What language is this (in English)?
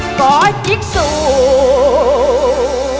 Vietnamese